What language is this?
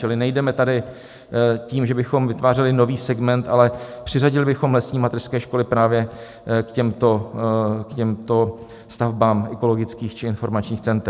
Czech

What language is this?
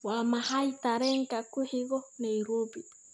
Somali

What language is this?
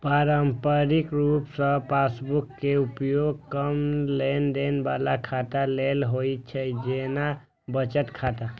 Maithili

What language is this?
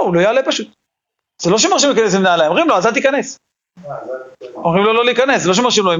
Hebrew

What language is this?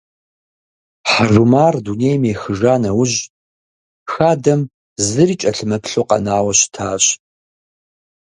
Kabardian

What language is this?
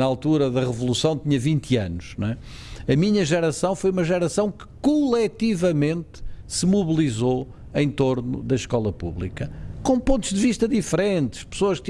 Portuguese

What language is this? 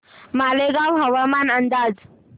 Marathi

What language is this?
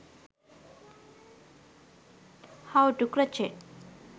Sinhala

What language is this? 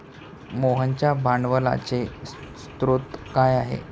Marathi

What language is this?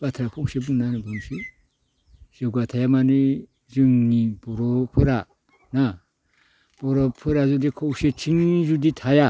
Bodo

